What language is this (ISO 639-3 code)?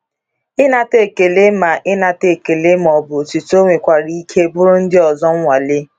ibo